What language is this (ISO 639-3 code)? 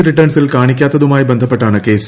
mal